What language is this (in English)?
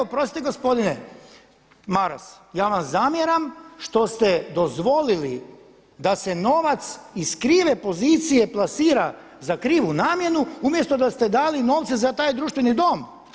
Croatian